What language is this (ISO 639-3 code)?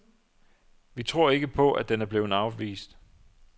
dan